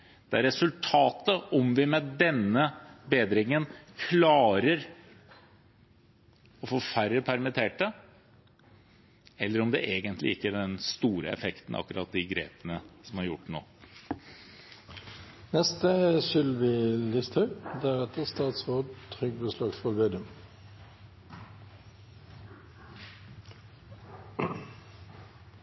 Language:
Norwegian Bokmål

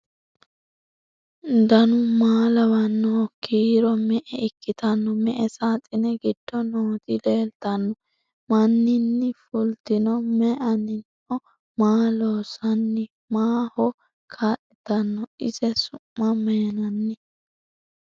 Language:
Sidamo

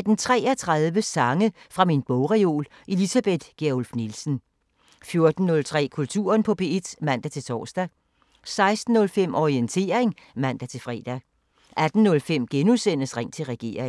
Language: Danish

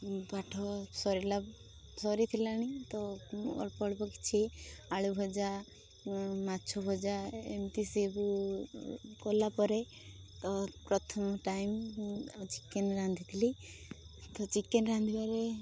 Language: Odia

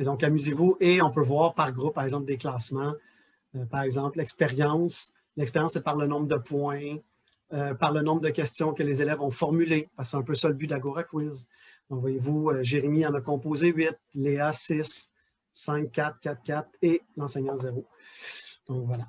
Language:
French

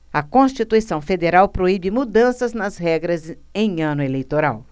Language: Portuguese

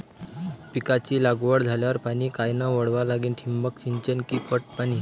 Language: Marathi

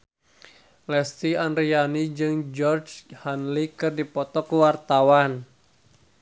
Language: Sundanese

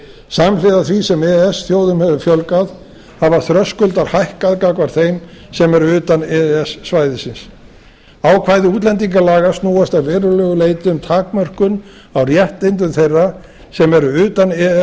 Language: Icelandic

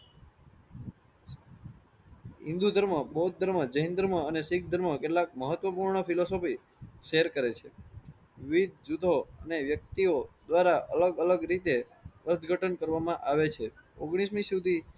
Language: Gujarati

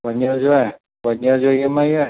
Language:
Sindhi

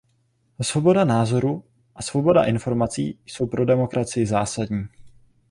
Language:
Czech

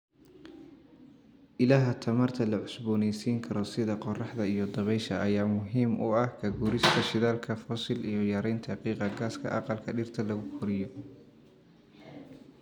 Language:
Somali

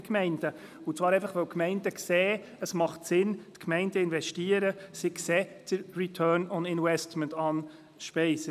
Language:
Swiss German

